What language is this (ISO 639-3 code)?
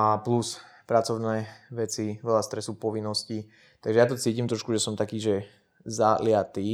slk